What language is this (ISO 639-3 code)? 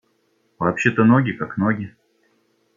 rus